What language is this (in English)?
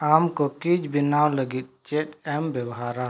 Santali